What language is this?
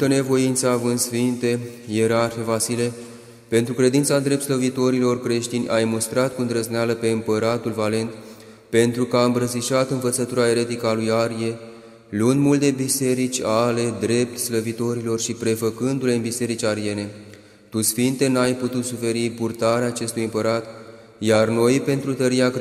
Romanian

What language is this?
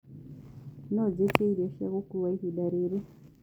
Kikuyu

